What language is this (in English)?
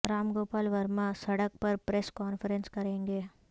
Urdu